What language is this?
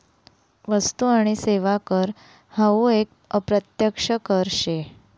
Marathi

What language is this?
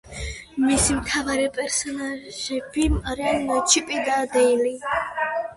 Georgian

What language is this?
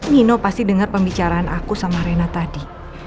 Indonesian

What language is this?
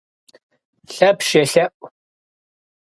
Kabardian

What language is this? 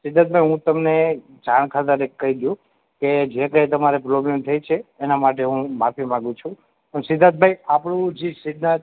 Gujarati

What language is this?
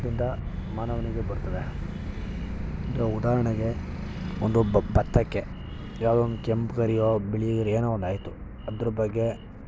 Kannada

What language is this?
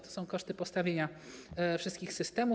Polish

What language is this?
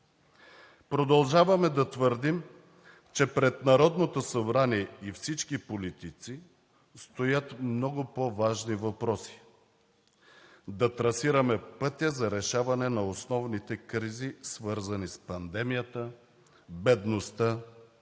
Bulgarian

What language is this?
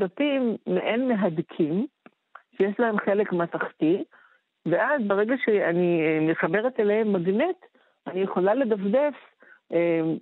Hebrew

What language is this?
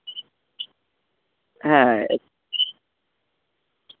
Bangla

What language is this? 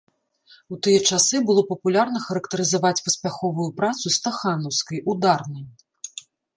Belarusian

